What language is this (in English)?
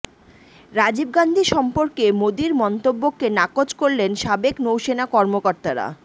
Bangla